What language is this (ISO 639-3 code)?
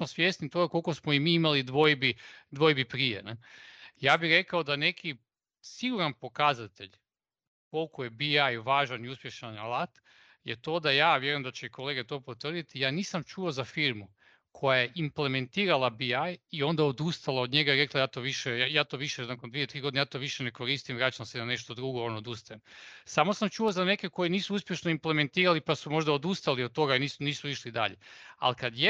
hrv